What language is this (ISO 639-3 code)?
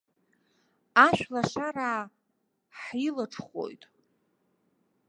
abk